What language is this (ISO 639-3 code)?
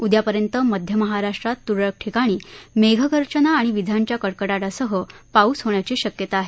mar